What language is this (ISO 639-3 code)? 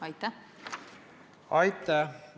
est